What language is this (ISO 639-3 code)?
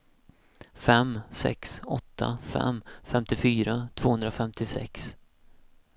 swe